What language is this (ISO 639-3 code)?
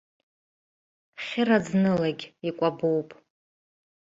abk